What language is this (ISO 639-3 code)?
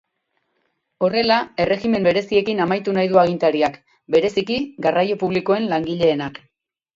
eus